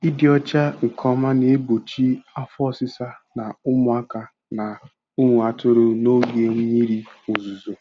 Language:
Igbo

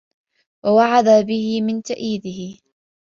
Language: Arabic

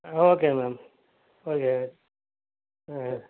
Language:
Tamil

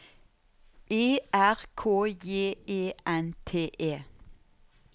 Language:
Norwegian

